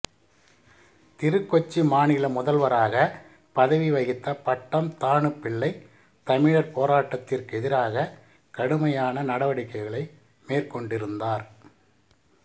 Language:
Tamil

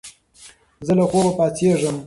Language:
Pashto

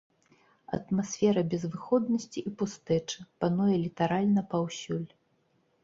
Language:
Belarusian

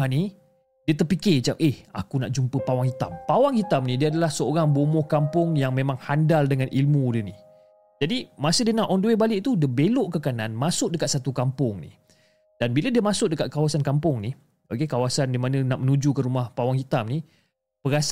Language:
Malay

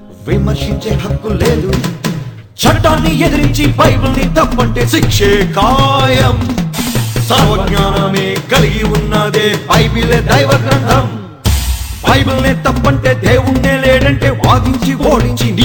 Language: Telugu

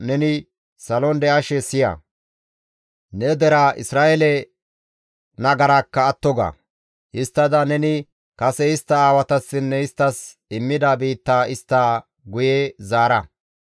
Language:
Gamo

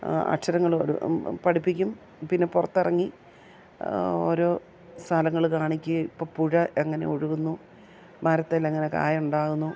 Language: Malayalam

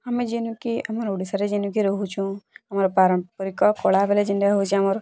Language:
Odia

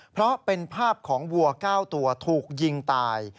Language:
Thai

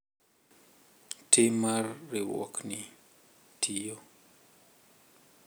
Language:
Luo (Kenya and Tanzania)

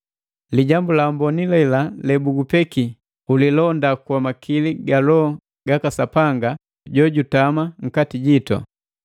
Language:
Matengo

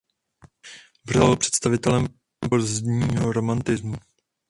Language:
Czech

